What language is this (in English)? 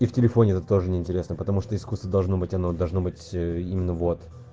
Russian